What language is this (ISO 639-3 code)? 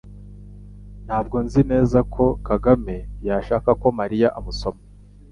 kin